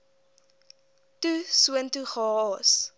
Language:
Afrikaans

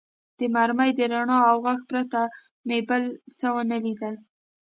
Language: Pashto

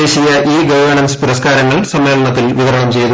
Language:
Malayalam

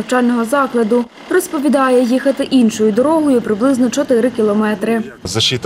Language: Ukrainian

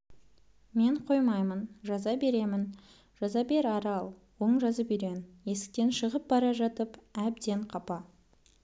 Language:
Kazakh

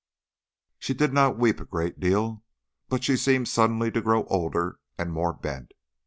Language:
English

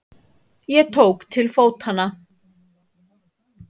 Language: Icelandic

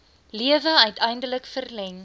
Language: Afrikaans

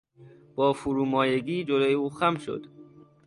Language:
Persian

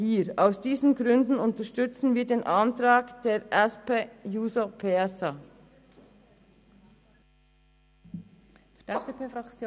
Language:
Swiss German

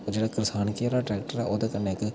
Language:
Dogri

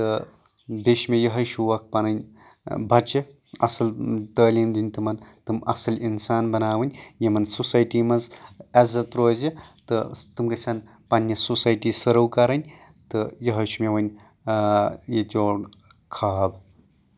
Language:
Kashmiri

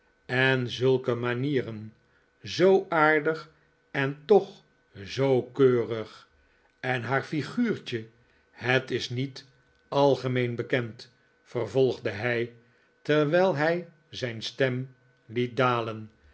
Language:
Dutch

